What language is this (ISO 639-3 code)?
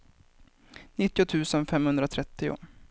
swe